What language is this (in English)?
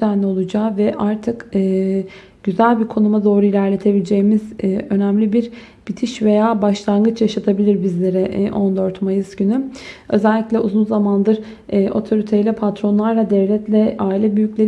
Turkish